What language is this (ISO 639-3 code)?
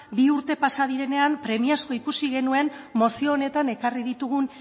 eus